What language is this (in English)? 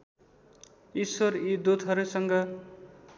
Nepali